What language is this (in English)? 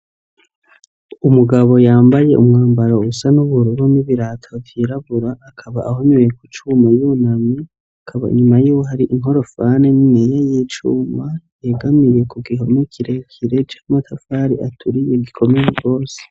Rundi